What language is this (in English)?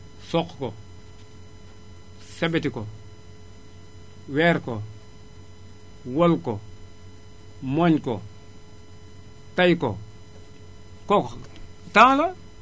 Wolof